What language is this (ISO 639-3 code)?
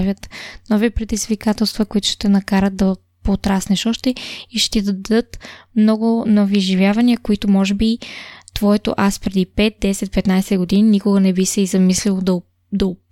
bul